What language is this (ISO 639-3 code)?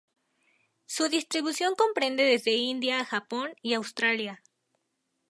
spa